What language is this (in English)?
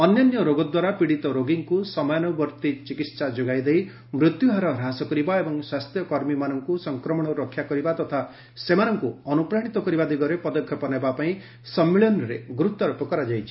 Odia